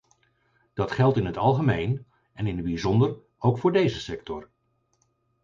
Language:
Dutch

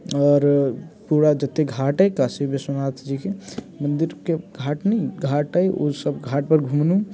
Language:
Maithili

